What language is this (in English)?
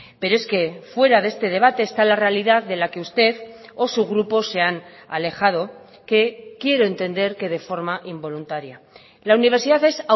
Spanish